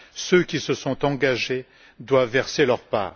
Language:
French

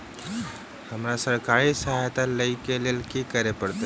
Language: Maithili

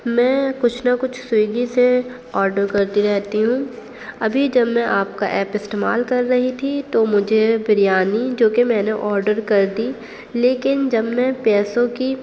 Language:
Urdu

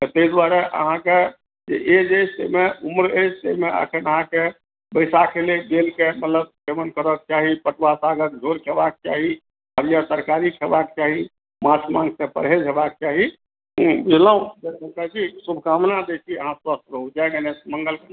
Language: Maithili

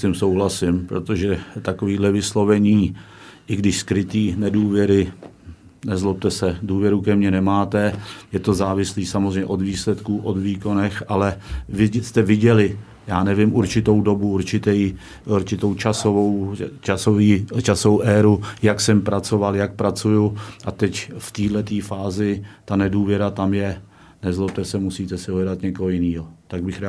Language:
Czech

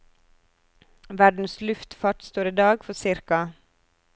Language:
Norwegian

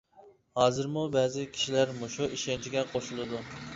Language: Uyghur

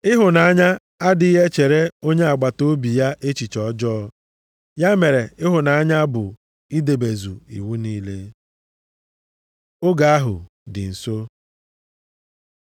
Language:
Igbo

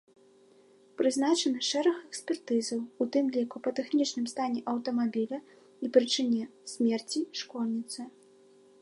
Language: Belarusian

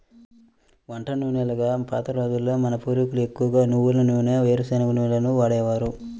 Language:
Telugu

